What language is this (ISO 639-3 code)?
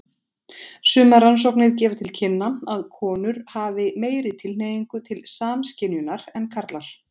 isl